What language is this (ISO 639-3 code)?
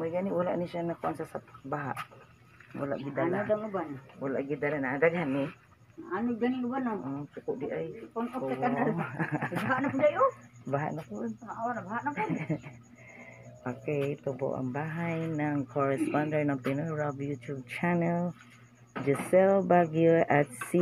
fil